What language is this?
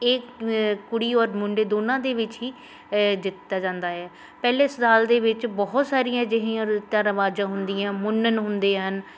Punjabi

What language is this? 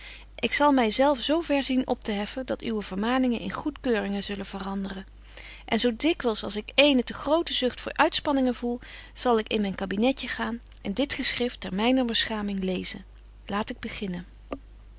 Dutch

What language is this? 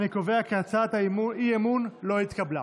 Hebrew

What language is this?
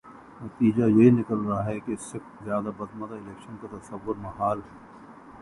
Urdu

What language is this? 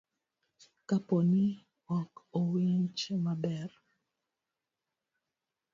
Luo (Kenya and Tanzania)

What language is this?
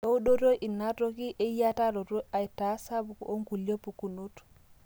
Masai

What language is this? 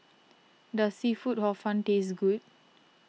English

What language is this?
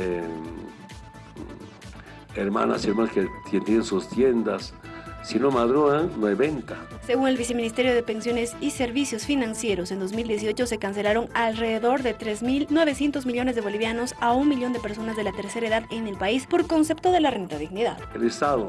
Spanish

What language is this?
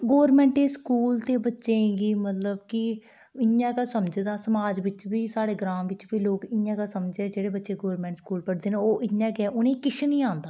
Dogri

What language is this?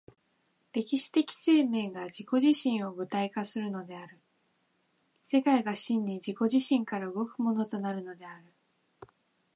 Japanese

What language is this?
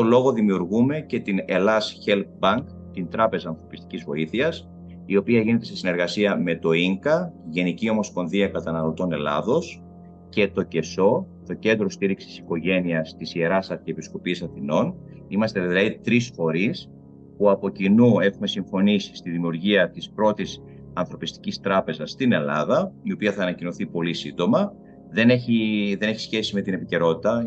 Greek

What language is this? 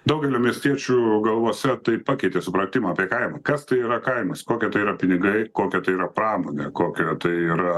Lithuanian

